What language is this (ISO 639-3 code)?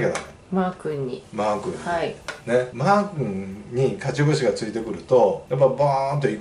jpn